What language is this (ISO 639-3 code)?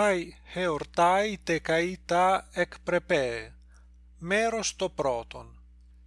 ell